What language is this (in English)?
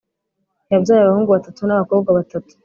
Kinyarwanda